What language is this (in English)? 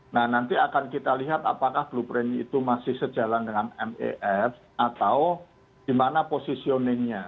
Indonesian